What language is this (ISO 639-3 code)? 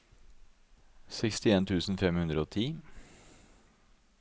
nor